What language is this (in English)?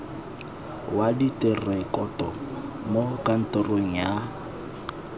Tswana